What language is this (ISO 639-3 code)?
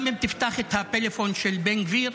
heb